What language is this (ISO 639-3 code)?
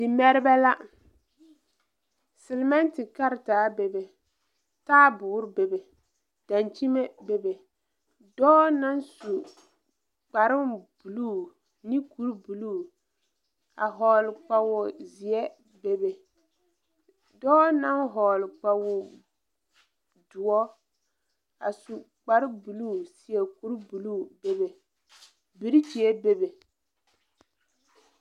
dga